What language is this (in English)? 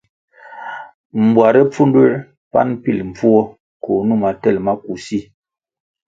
Kwasio